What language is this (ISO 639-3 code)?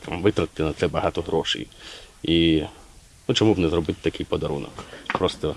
ukr